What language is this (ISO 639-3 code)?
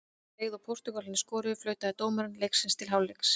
isl